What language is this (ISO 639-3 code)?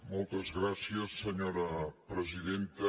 cat